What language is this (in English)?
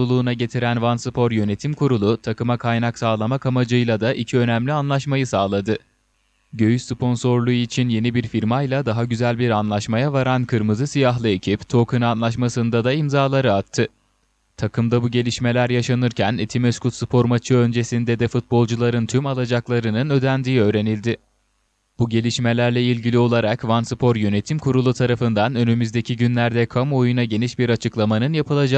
Turkish